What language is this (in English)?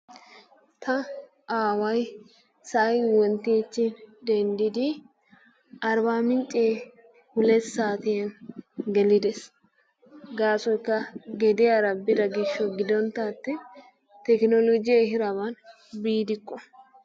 Wolaytta